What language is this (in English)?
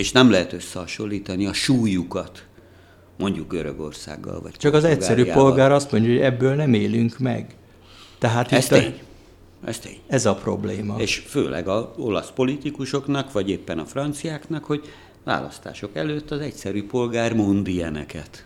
Hungarian